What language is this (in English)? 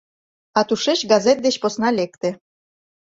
Mari